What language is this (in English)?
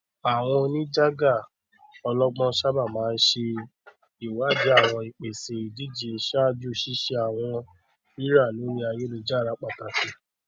Yoruba